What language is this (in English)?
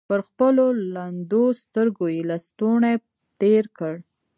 Pashto